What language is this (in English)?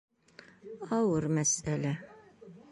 Bashkir